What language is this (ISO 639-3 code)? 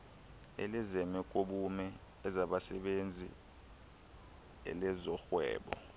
xho